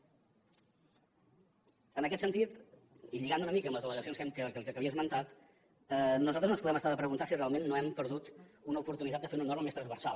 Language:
Catalan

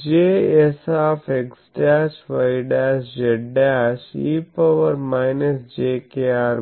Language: Telugu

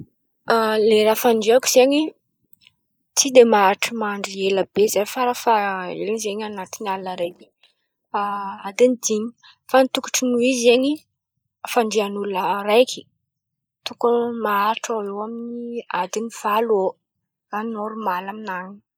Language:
Antankarana Malagasy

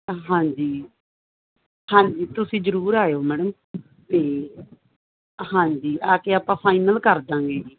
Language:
Punjabi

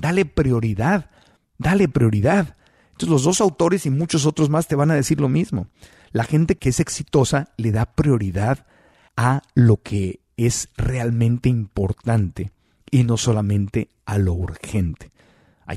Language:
Spanish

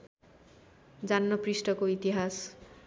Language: Nepali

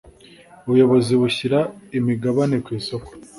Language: Kinyarwanda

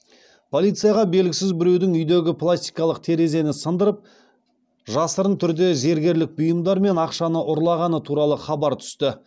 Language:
Kazakh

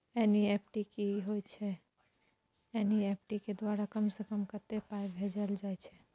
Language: Maithili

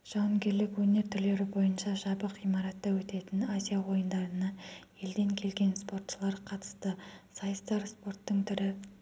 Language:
Kazakh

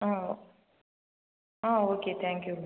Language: Tamil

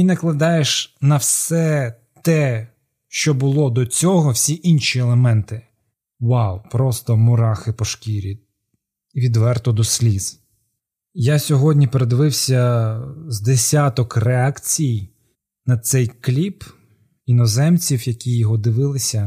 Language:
Ukrainian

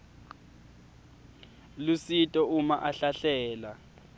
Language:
Swati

